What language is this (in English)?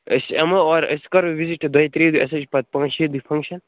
Kashmiri